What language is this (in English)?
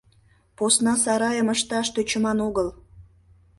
Mari